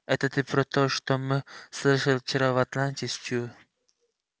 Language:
Russian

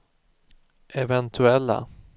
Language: Swedish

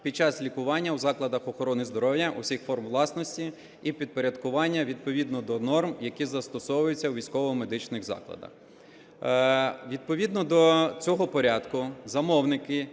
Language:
Ukrainian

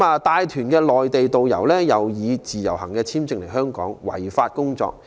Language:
Cantonese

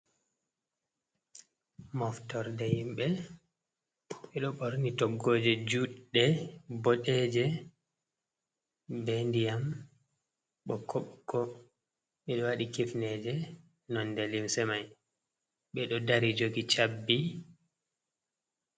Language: Fula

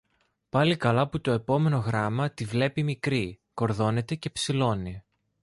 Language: Greek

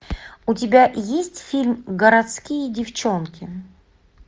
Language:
Russian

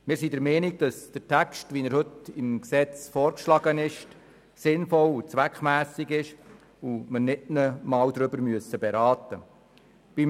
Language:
Swiss German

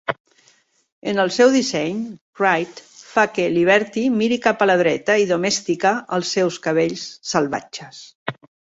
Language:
Catalan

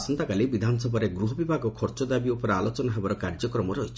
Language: Odia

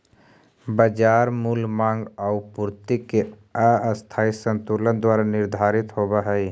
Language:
Magahi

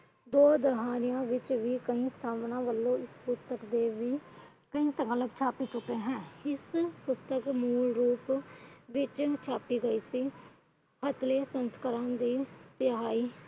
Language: Punjabi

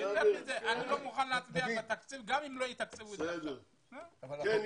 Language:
Hebrew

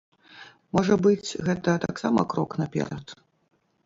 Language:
Belarusian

